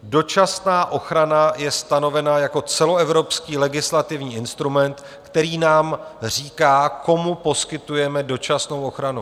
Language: Czech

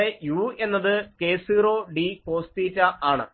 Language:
Malayalam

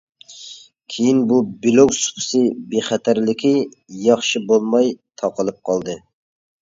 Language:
Uyghur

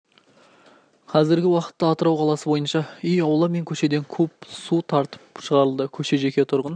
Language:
Kazakh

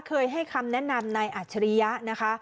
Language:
Thai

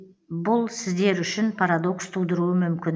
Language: Kazakh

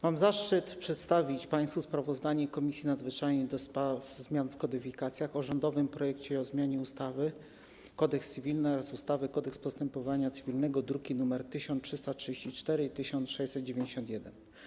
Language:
Polish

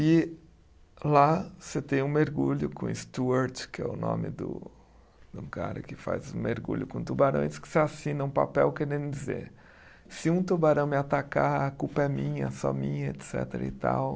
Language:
Portuguese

